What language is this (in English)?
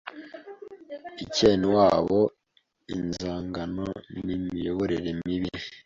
Kinyarwanda